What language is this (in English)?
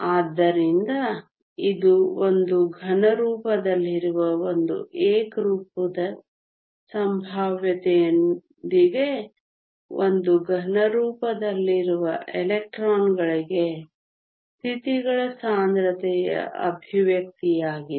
Kannada